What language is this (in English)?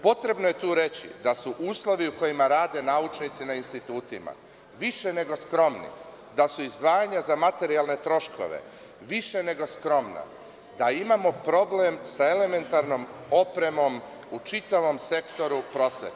Serbian